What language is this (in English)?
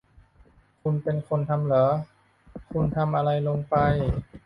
Thai